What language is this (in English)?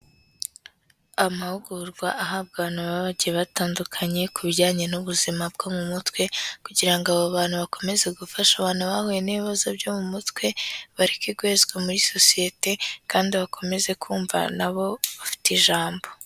Kinyarwanda